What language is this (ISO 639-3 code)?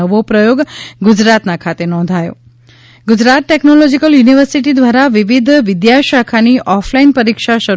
guj